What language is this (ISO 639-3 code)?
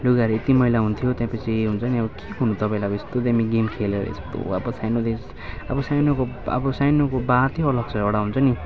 nep